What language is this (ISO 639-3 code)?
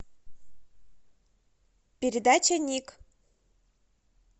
rus